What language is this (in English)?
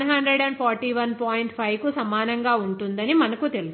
Telugu